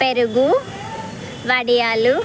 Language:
Telugu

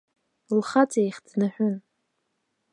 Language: Abkhazian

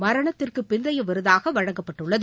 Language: Tamil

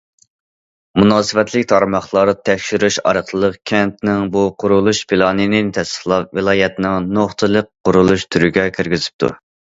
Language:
Uyghur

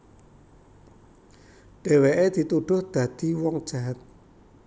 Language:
Javanese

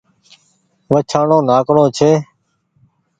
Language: Goaria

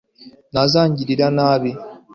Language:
Kinyarwanda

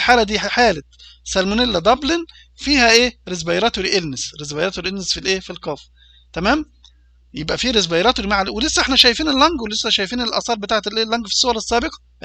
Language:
Arabic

